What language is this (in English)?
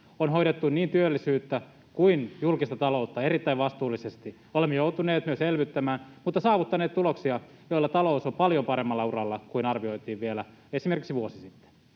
Finnish